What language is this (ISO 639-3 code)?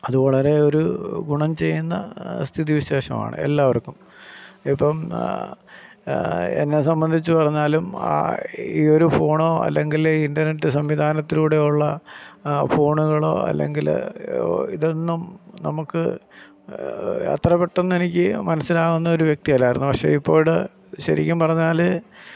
mal